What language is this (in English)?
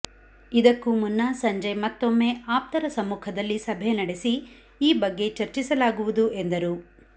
Kannada